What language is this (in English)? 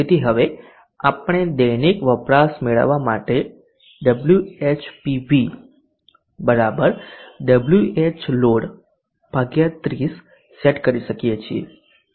Gujarati